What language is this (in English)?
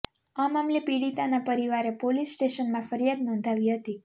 Gujarati